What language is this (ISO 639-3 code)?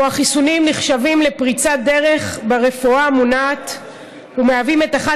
heb